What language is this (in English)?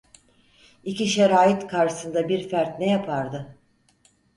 Turkish